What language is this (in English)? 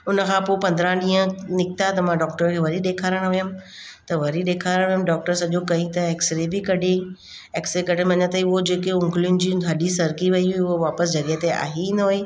Sindhi